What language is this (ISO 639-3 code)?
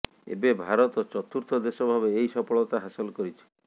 ori